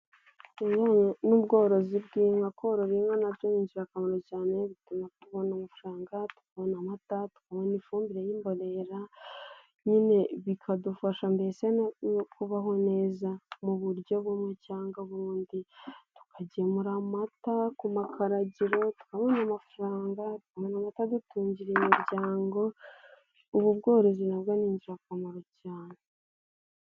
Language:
Kinyarwanda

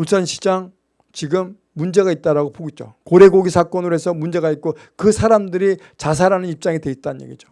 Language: Korean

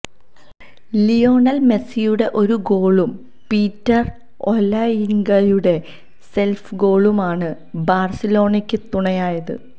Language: Malayalam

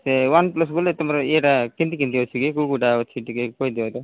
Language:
Odia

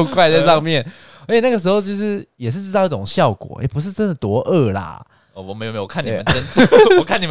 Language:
Chinese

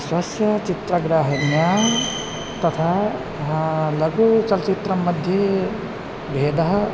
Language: Sanskrit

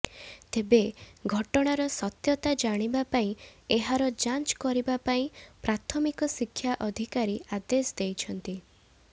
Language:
Odia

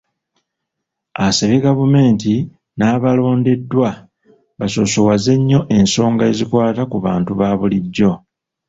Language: Ganda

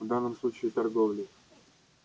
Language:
Russian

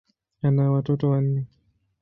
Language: Swahili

